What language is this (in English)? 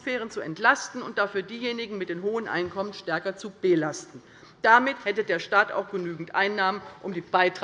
German